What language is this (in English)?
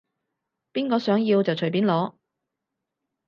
Cantonese